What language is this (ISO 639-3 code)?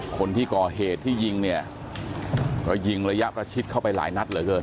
tha